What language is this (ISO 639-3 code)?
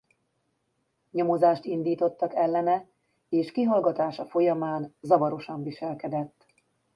hun